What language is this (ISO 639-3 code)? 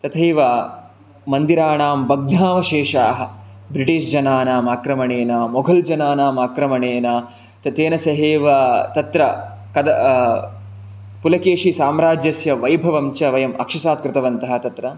san